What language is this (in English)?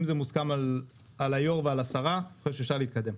Hebrew